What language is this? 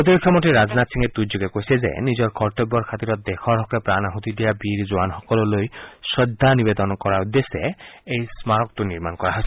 Assamese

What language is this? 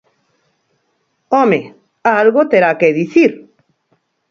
Galician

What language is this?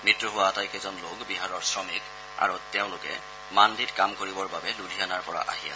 Assamese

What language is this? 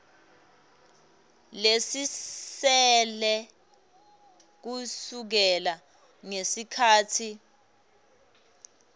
Swati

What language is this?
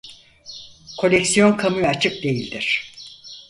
Turkish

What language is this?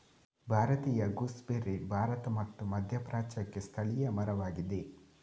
Kannada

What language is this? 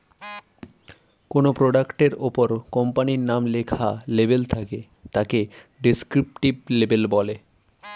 Bangla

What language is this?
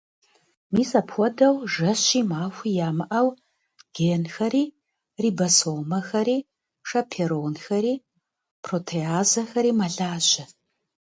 Kabardian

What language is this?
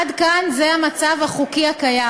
Hebrew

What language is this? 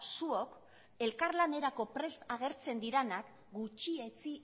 Basque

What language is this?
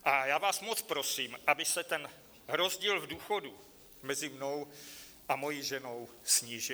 Czech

